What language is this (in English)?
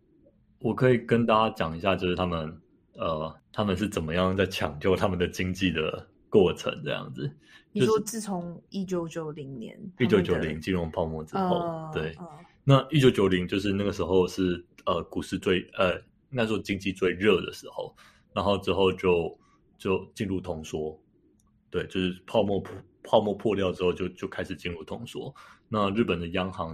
Chinese